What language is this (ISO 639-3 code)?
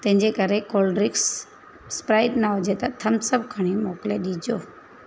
snd